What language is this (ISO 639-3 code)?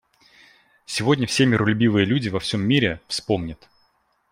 rus